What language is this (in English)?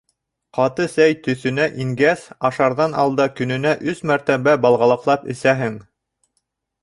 Bashkir